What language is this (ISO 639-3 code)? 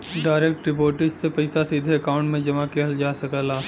bho